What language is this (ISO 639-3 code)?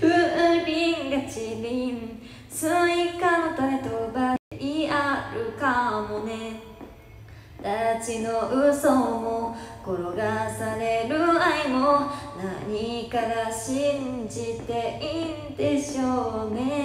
jpn